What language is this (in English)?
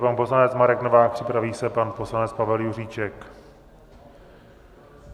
Czech